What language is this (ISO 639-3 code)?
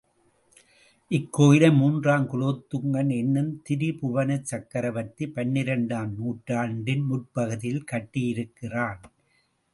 tam